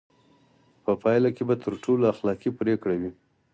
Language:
Pashto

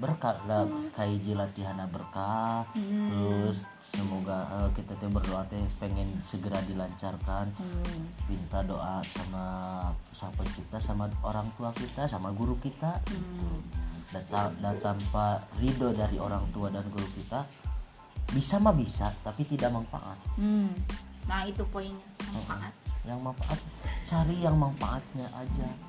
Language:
Indonesian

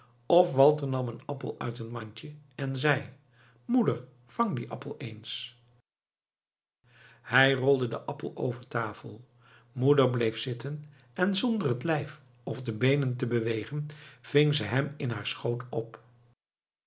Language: Dutch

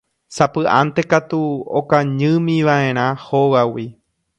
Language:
Guarani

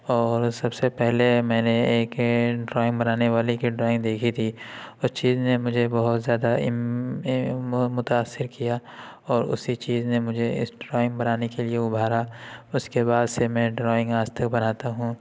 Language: Urdu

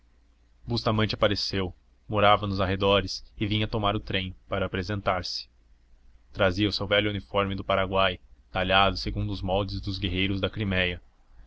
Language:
Portuguese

